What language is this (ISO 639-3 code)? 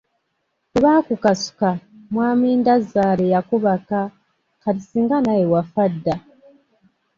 lug